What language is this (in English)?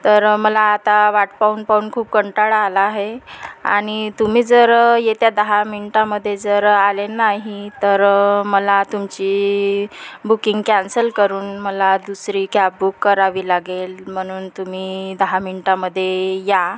Marathi